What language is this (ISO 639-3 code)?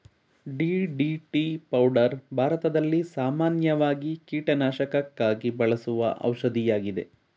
kan